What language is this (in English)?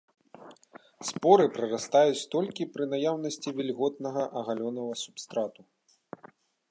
Belarusian